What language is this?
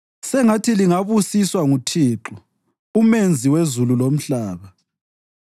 North Ndebele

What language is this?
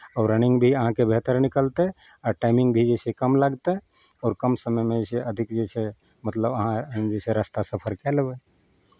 Maithili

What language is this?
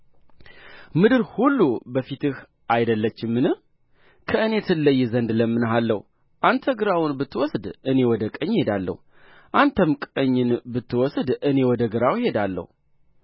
Amharic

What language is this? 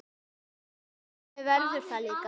Icelandic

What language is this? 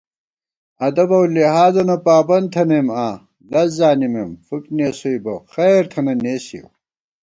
Gawar-Bati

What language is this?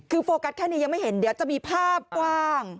Thai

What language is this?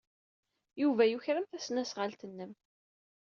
Kabyle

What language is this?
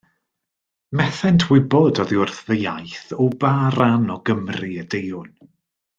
Welsh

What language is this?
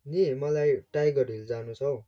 Nepali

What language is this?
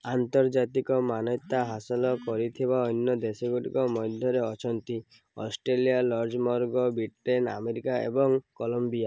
Odia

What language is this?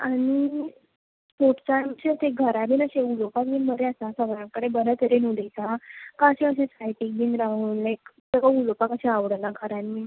Konkani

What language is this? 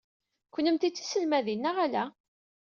Kabyle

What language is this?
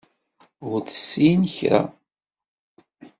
Kabyle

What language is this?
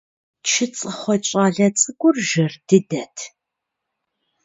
Kabardian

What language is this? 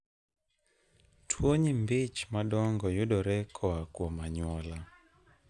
Luo (Kenya and Tanzania)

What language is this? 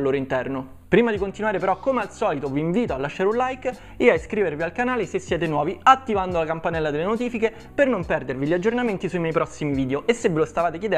Italian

